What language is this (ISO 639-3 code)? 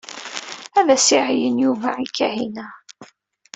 kab